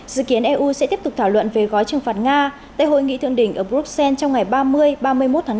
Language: Vietnamese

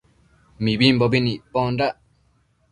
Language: Matsés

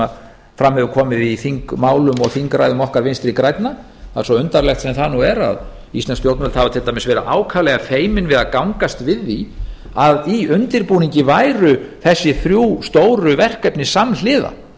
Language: Icelandic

